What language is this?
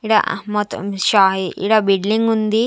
Telugu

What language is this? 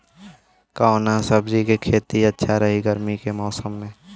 Bhojpuri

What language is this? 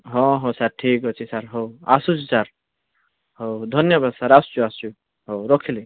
Odia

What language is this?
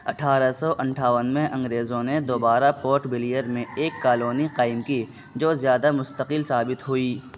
Urdu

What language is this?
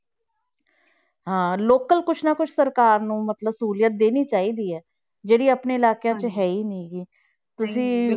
Punjabi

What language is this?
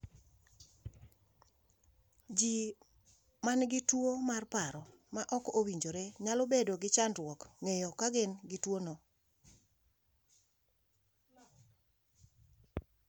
Luo (Kenya and Tanzania)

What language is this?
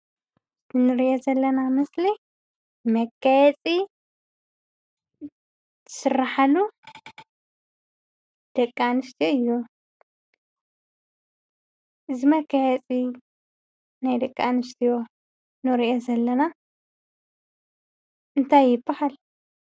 Tigrinya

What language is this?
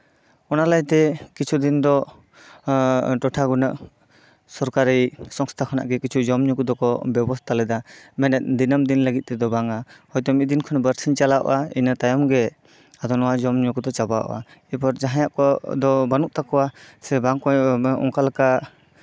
Santali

